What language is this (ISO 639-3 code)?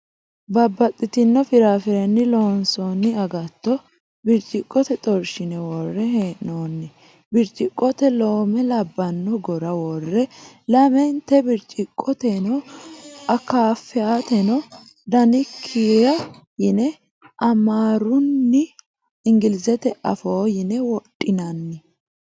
sid